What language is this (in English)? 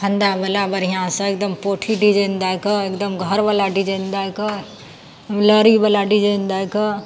Maithili